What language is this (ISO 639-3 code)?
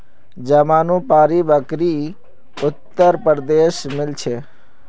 mag